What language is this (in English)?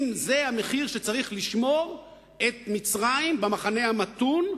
Hebrew